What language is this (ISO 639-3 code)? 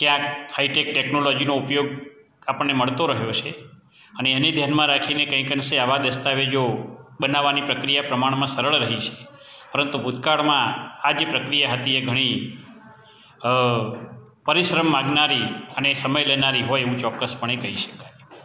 guj